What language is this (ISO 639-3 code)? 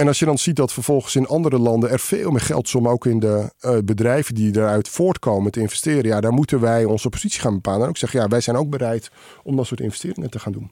nld